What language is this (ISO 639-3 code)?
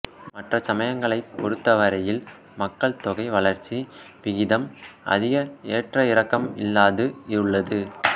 tam